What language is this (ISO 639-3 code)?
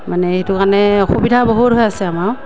asm